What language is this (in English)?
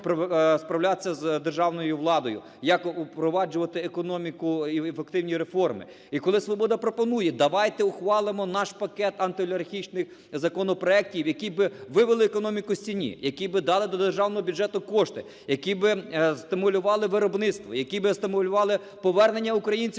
Ukrainian